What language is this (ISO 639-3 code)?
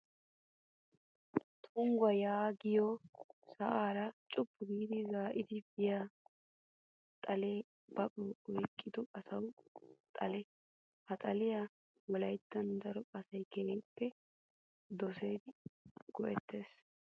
wal